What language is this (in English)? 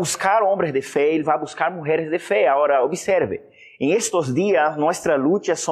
Spanish